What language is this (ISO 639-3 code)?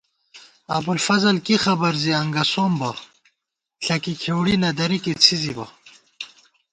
gwt